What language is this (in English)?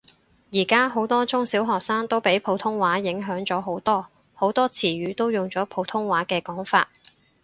Cantonese